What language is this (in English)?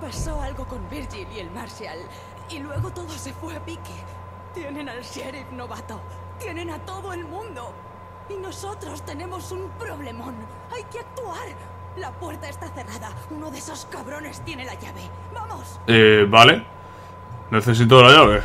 Spanish